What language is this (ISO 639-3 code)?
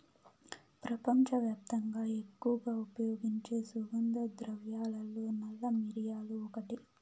tel